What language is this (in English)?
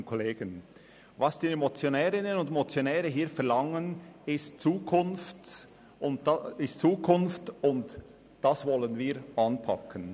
Swiss German